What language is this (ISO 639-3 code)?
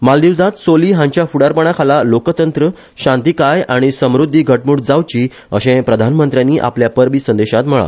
kok